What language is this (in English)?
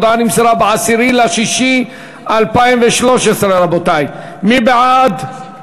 Hebrew